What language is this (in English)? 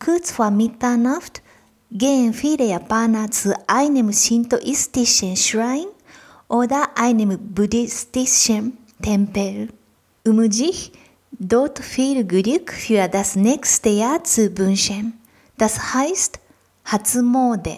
German